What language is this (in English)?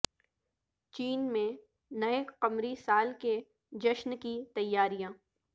Urdu